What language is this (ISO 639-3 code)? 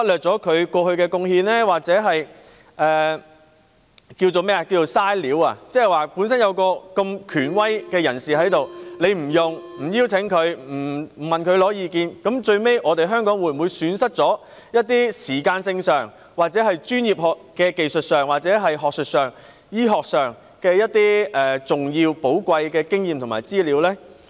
yue